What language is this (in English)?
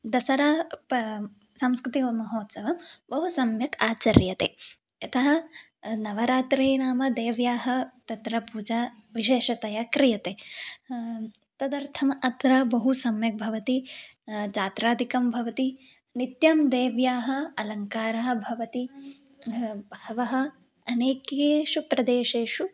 Sanskrit